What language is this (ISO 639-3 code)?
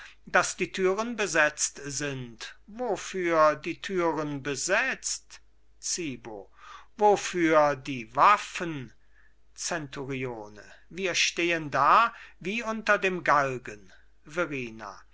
deu